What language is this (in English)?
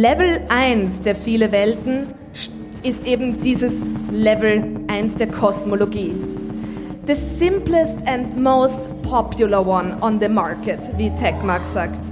German